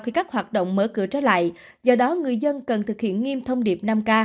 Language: Vietnamese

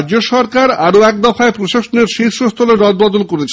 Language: Bangla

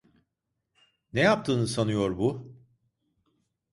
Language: Turkish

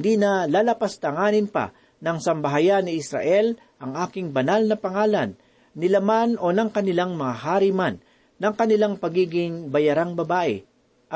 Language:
Filipino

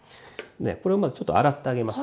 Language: Japanese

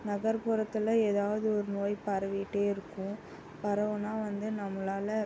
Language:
Tamil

